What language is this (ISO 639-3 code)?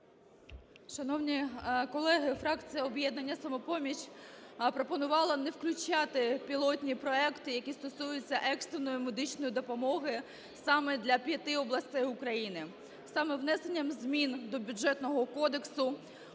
ukr